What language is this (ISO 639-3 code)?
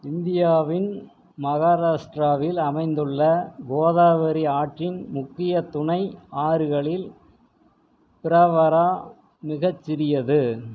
tam